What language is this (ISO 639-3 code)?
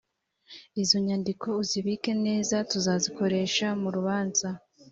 kin